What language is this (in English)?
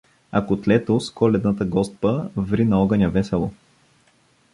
Bulgarian